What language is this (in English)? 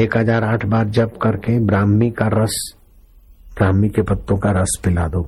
Hindi